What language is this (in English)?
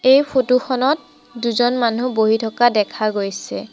Assamese